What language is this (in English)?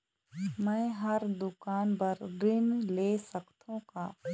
Chhattisgarhi